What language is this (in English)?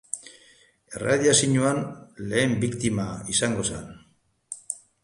Basque